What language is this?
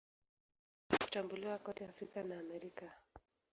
Swahili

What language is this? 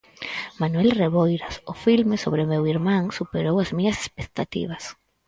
Galician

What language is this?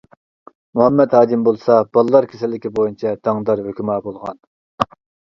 Uyghur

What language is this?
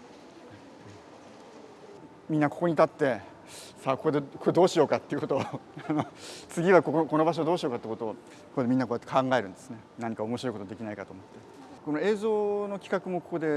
Japanese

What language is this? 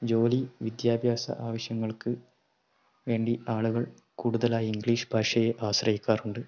Malayalam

